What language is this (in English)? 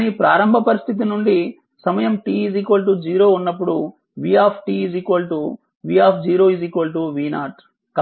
Telugu